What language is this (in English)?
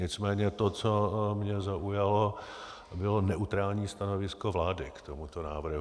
Czech